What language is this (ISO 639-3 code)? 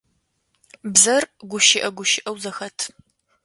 ady